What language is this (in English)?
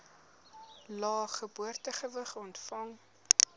Afrikaans